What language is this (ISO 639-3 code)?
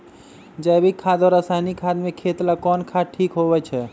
mag